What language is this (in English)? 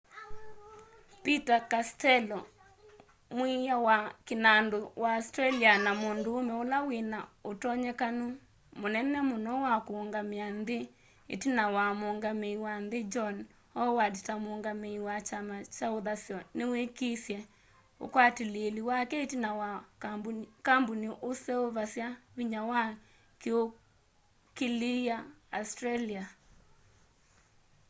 Kamba